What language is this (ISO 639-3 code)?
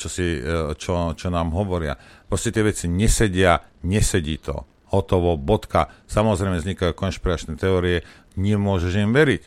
slk